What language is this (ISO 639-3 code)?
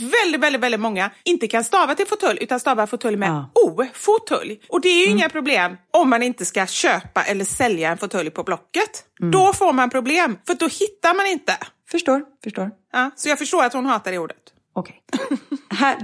swe